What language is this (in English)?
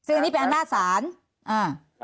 Thai